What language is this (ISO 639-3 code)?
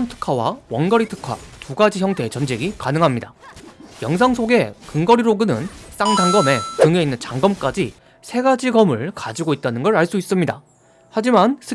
kor